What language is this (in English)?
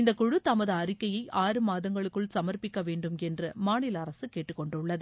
Tamil